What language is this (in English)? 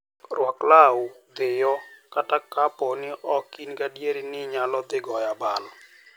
Luo (Kenya and Tanzania)